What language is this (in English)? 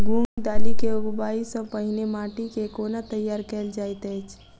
Maithili